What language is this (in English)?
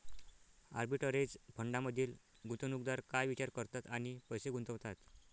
Marathi